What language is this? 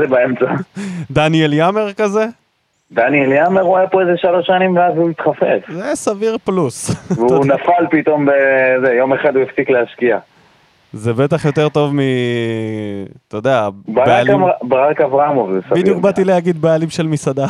Hebrew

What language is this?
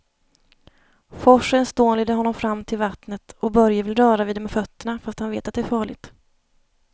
Swedish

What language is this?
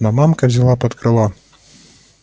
Russian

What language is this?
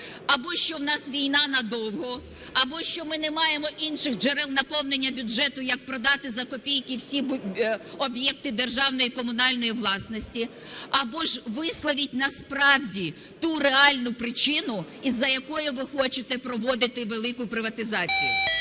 Ukrainian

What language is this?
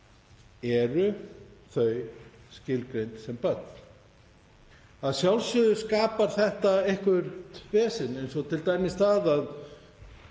Icelandic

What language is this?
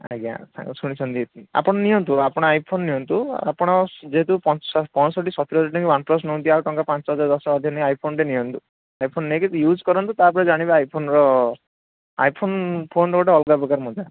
Odia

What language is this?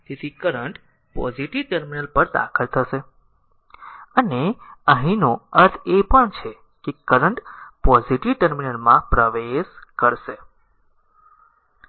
Gujarati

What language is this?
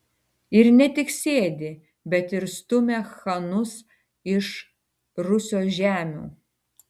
Lithuanian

